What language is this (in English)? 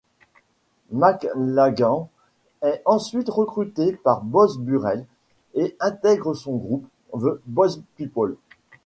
French